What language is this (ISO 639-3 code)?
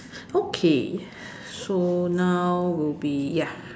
eng